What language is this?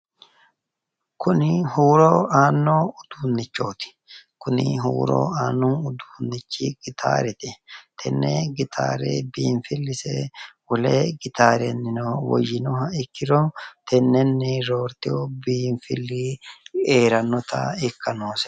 Sidamo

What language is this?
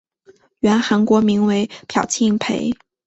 Chinese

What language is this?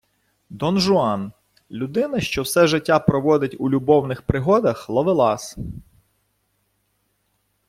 Ukrainian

